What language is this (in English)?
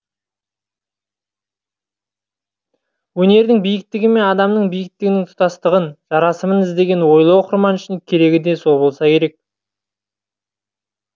Kazakh